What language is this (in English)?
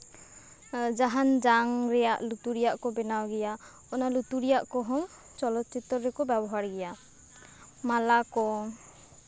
Santali